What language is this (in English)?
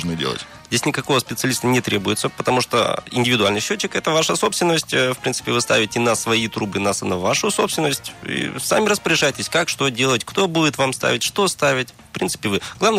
Russian